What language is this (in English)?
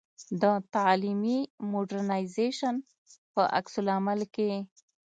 Pashto